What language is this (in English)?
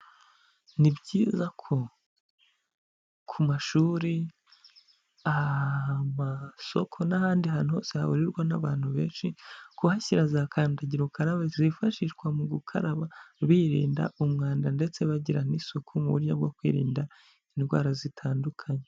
Kinyarwanda